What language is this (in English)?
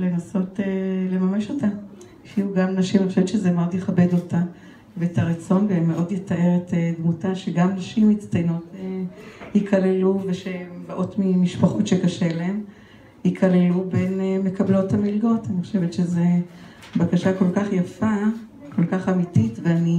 Hebrew